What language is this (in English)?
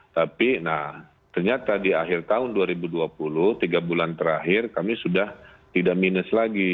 Indonesian